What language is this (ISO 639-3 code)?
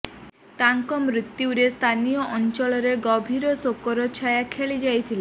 ori